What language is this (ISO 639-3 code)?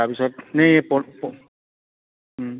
asm